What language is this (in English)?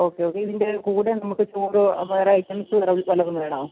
Malayalam